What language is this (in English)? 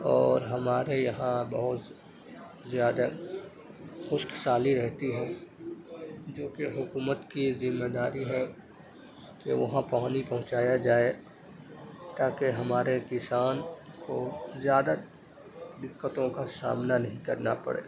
Urdu